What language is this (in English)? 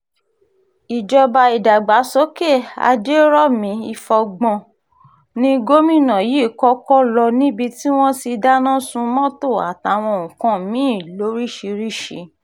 Yoruba